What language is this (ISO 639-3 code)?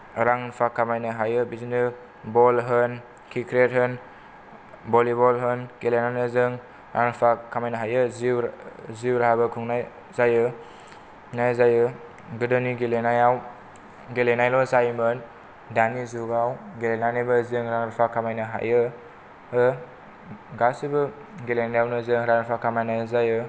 brx